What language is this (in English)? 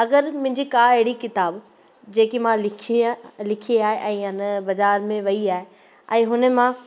Sindhi